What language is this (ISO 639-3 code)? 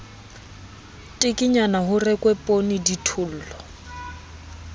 sot